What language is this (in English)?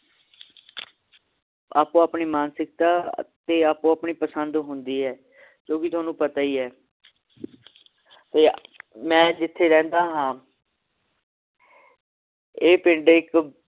Punjabi